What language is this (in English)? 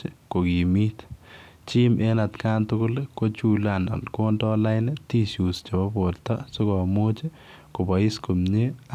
Kalenjin